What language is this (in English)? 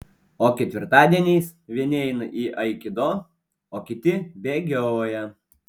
Lithuanian